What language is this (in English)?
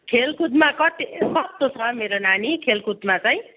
Nepali